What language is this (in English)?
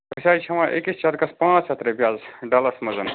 Kashmiri